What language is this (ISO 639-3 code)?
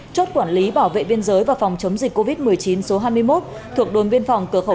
vie